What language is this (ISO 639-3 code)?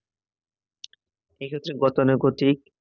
ben